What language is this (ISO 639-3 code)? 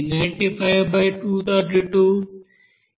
tel